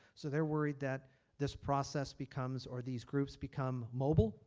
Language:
English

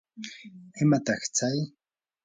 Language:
Yanahuanca Pasco Quechua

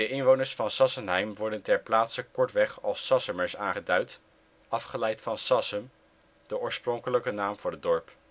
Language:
Dutch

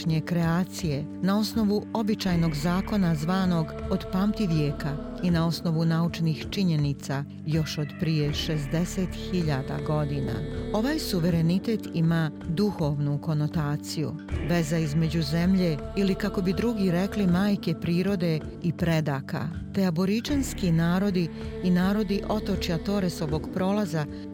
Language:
Croatian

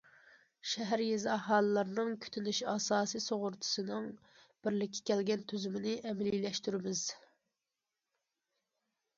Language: Uyghur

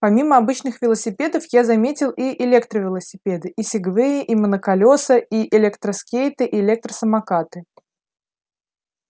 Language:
Russian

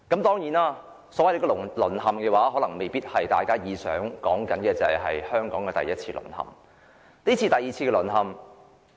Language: Cantonese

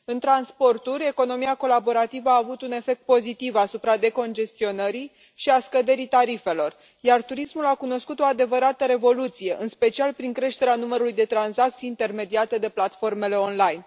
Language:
Romanian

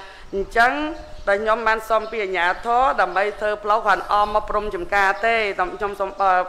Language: Thai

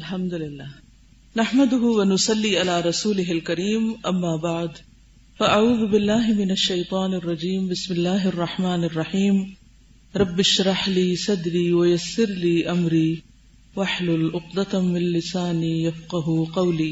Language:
Urdu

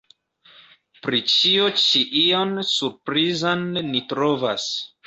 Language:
Esperanto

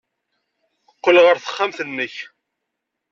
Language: Kabyle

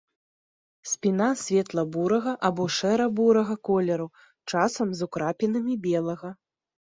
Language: Belarusian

